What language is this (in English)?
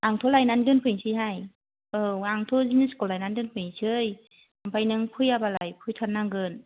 Bodo